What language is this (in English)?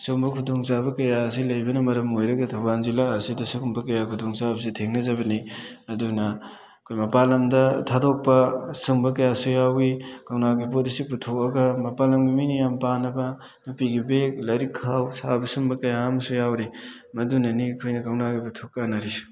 Manipuri